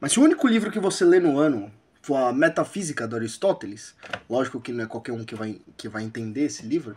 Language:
Portuguese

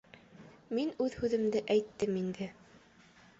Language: Bashkir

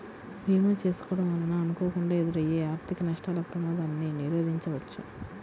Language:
Telugu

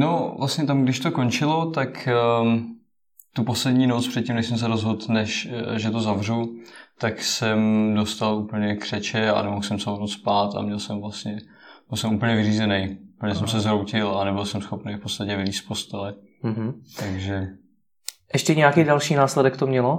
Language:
Czech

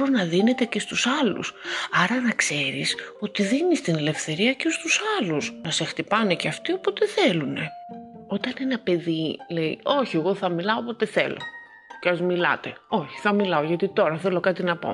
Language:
Greek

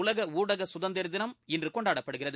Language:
Tamil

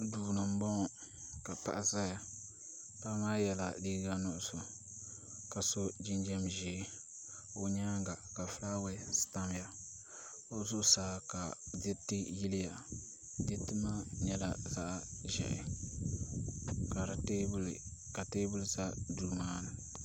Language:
Dagbani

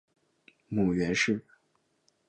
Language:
Chinese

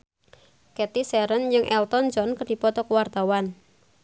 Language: Sundanese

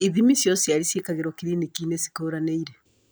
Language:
Kikuyu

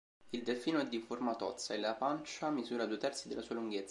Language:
Italian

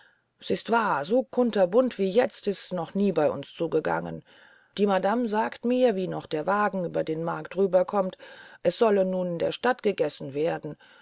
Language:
German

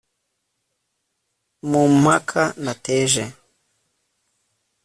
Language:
Kinyarwanda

